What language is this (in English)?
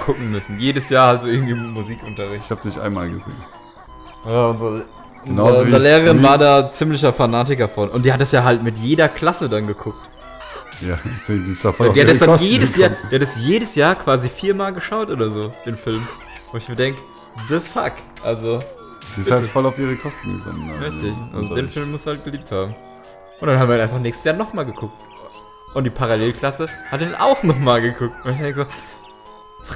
German